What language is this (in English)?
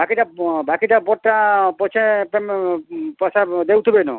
Odia